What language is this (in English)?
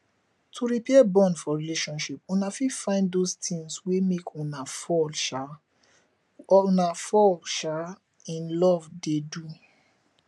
Nigerian Pidgin